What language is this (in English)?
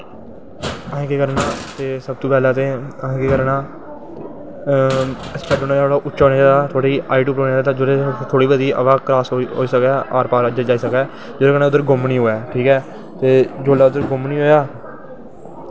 Dogri